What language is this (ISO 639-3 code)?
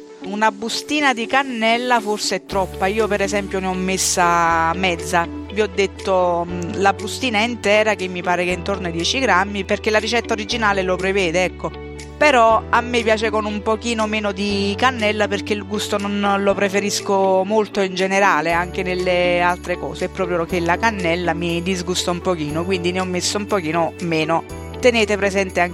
ita